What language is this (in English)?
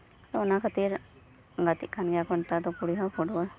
Santali